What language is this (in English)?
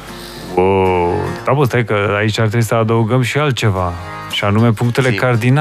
Romanian